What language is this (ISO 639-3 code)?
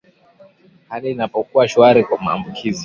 swa